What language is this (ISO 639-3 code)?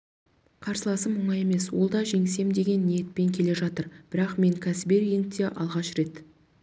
kaz